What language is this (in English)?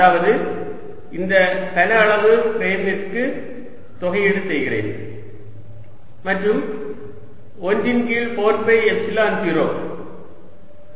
Tamil